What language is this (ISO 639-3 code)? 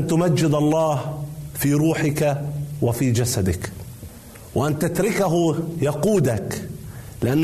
ara